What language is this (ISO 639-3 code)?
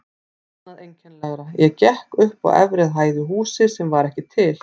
isl